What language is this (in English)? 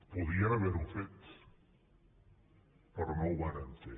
Catalan